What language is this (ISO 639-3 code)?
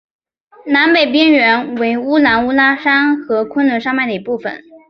zho